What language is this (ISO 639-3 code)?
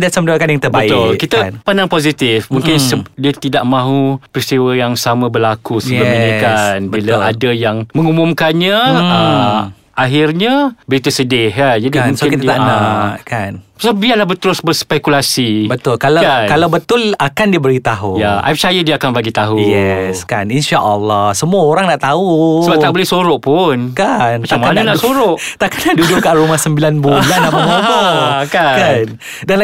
msa